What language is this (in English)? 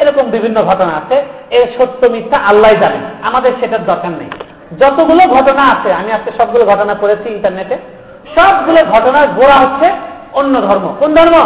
Bangla